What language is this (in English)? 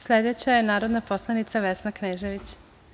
Serbian